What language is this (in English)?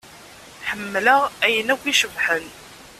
Kabyle